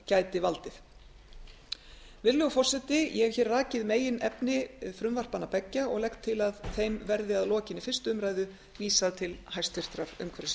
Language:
Icelandic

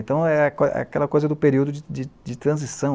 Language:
Portuguese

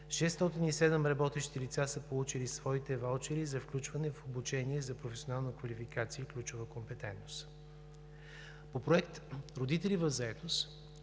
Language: Bulgarian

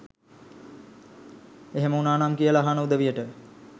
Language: Sinhala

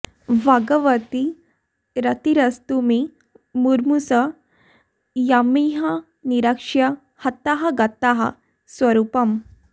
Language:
Sanskrit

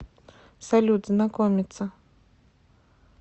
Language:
Russian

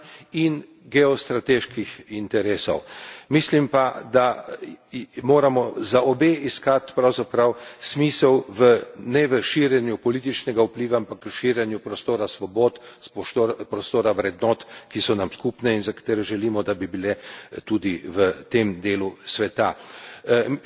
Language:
Slovenian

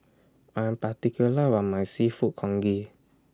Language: English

